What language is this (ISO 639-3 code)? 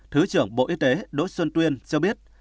vie